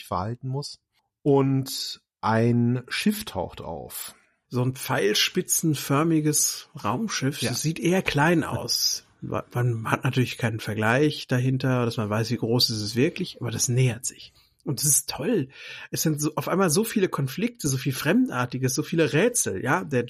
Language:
German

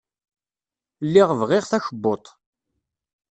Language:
Kabyle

